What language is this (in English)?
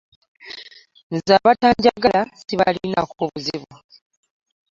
Ganda